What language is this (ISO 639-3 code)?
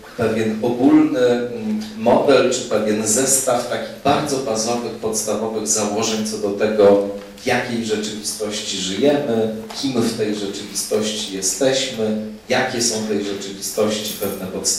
pol